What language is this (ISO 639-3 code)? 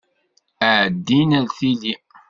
kab